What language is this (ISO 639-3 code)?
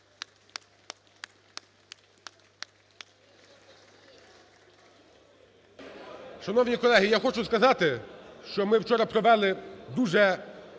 ukr